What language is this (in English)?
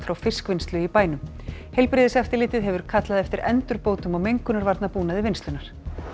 Icelandic